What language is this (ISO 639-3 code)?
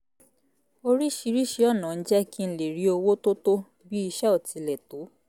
yor